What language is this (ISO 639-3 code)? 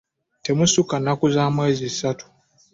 lug